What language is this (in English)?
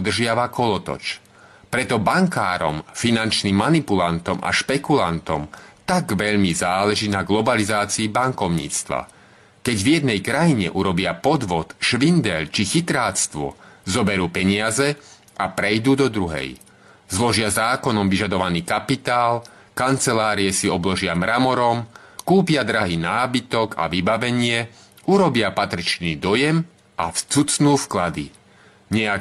Czech